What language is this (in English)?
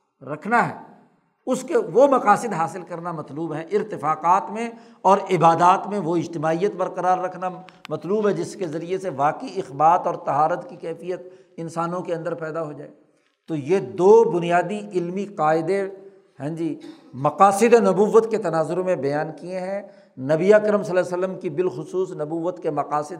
Urdu